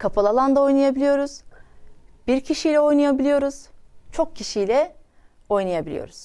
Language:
Turkish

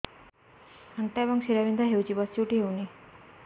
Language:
Odia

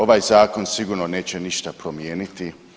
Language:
Croatian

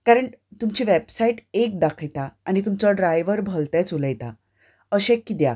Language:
Konkani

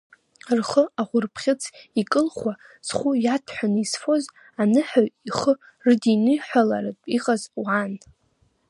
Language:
Abkhazian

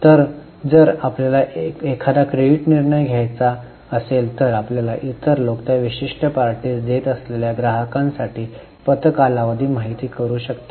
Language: Marathi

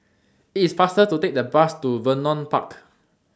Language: English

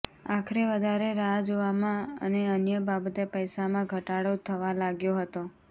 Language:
Gujarati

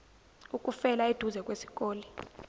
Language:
Zulu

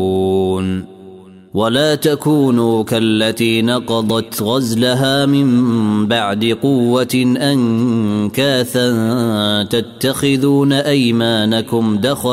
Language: Arabic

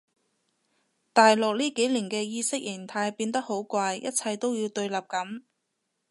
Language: Cantonese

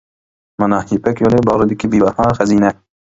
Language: Uyghur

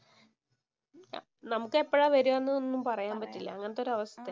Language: Malayalam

